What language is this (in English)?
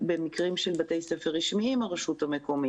Hebrew